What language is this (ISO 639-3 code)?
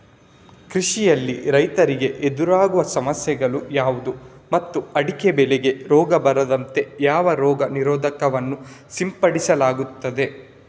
kan